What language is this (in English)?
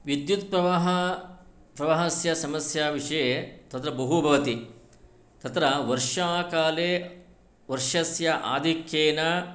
Sanskrit